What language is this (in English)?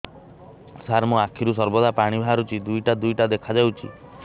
Odia